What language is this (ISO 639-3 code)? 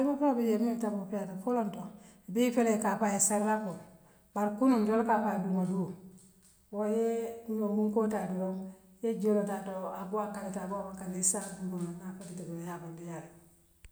mlq